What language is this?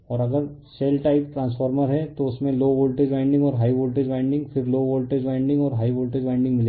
Hindi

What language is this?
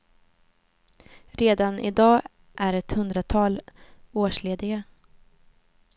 Swedish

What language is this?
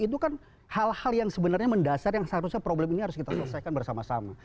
Indonesian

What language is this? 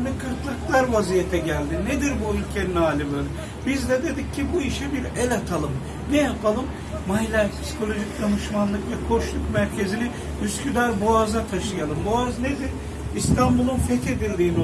Turkish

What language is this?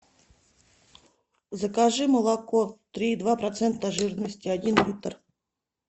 Russian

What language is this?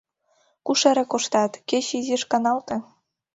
Mari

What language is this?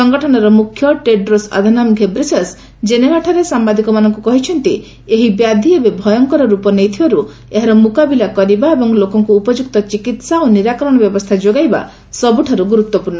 Odia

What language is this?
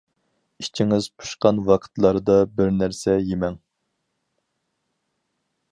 Uyghur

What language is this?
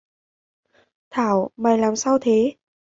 Vietnamese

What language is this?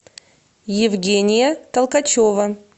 Russian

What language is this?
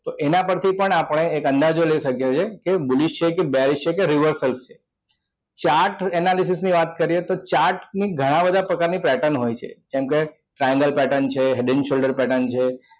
Gujarati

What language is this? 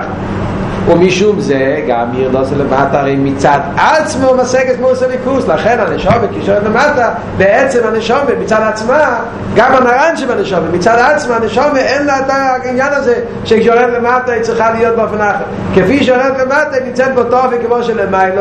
Hebrew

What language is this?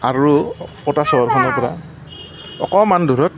Assamese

